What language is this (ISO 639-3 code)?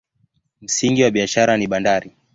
swa